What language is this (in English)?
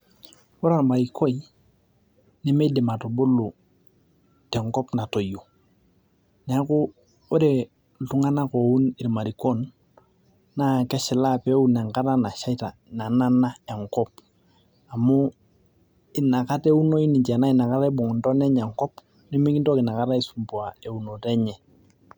Masai